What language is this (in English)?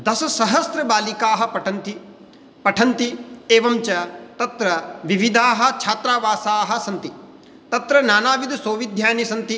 Sanskrit